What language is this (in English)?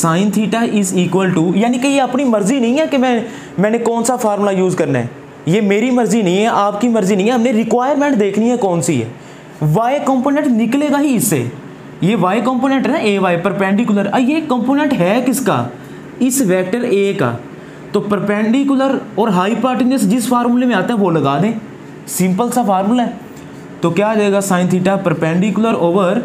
Hindi